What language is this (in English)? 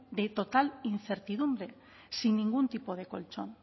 Spanish